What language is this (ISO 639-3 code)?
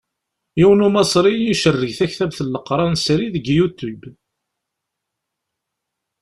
kab